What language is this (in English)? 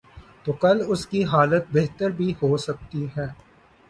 Urdu